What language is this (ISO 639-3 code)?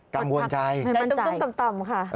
tha